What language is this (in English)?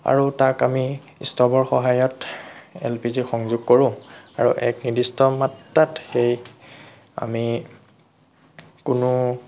Assamese